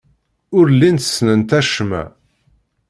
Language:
Kabyle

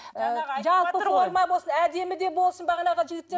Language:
Kazakh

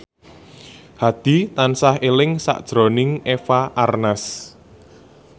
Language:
Javanese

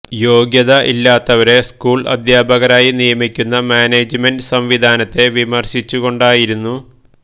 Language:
Malayalam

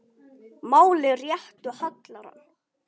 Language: Icelandic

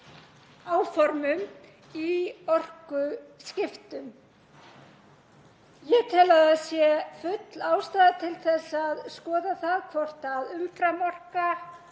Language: Icelandic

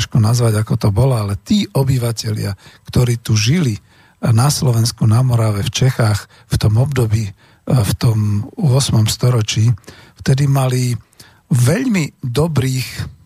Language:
Slovak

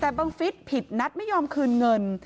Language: Thai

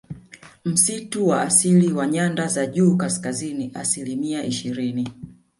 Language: Swahili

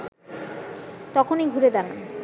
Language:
Bangla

